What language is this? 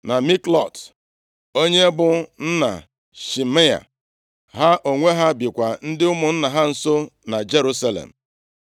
Igbo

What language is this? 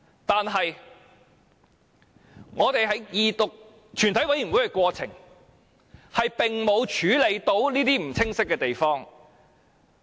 Cantonese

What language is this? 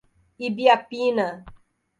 Portuguese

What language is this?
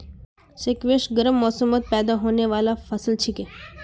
Magahi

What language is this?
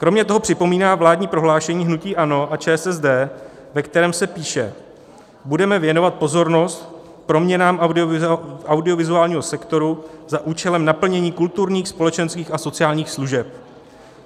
Czech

